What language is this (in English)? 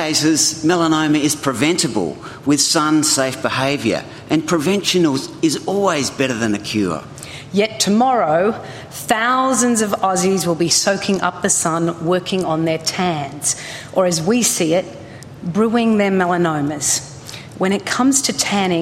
Filipino